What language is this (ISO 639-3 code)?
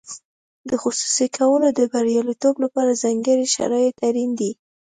pus